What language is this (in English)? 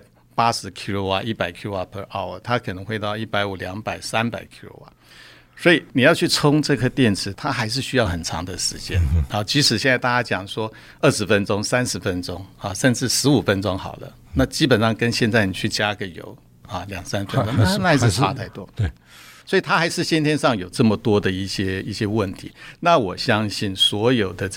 Chinese